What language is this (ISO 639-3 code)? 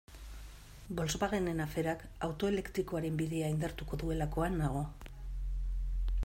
eus